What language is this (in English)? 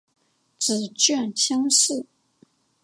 Chinese